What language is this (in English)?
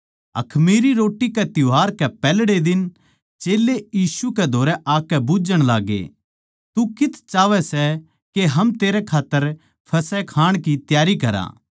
Haryanvi